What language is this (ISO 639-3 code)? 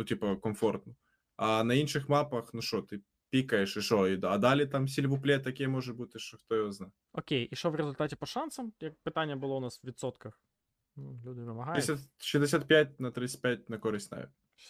ukr